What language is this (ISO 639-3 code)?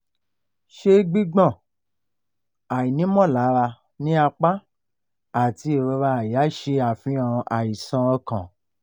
yor